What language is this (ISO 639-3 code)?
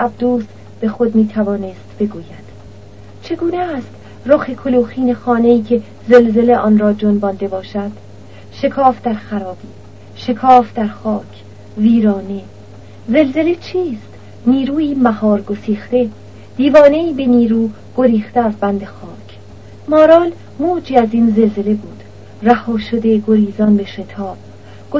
fas